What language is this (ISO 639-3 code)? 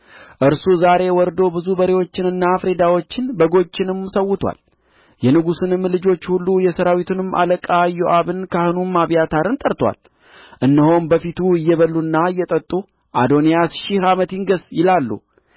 amh